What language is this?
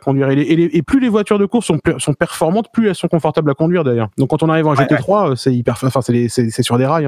French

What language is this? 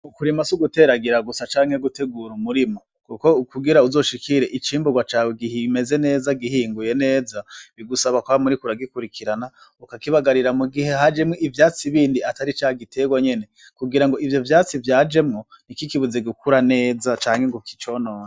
Rundi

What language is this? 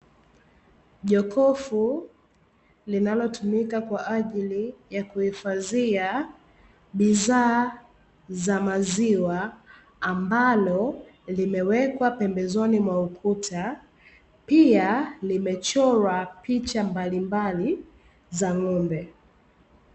Swahili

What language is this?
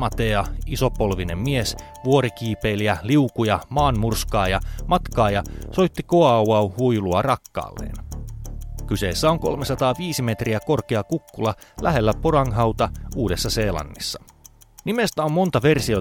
Finnish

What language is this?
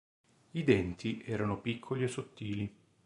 Italian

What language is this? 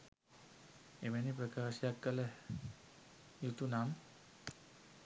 Sinhala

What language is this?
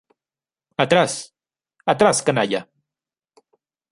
Spanish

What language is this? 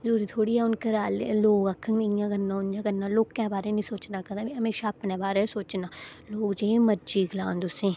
Dogri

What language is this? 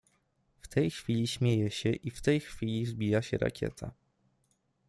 Polish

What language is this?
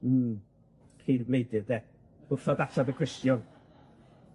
Welsh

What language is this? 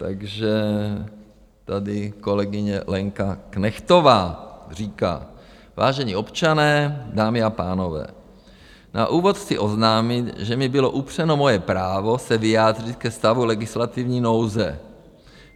Czech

